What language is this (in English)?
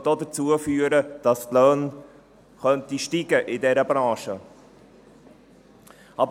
Swiss German